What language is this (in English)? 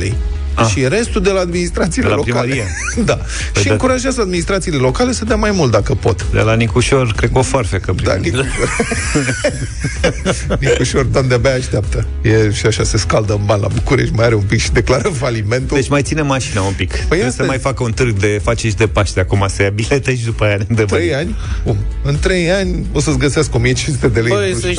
Romanian